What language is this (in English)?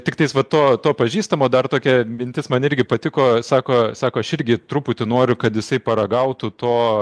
Lithuanian